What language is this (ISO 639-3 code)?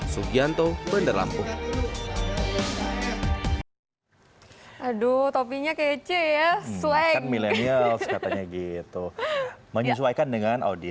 ind